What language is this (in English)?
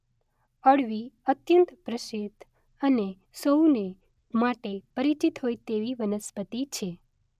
Gujarati